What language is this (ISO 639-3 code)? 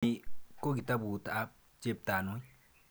kln